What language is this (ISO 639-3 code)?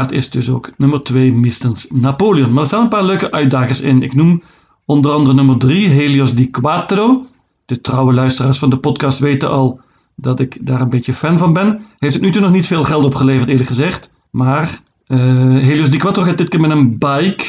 nld